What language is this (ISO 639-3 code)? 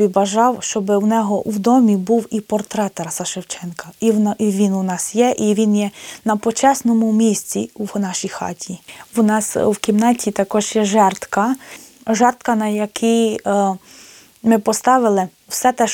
ukr